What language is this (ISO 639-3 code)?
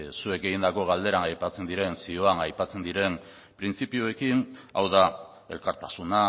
eus